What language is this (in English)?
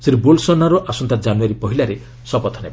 Odia